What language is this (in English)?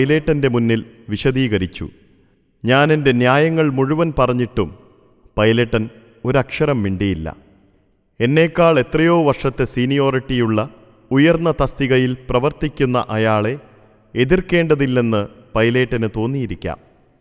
Malayalam